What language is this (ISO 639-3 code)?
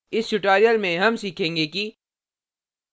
hin